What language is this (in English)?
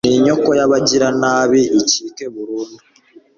Kinyarwanda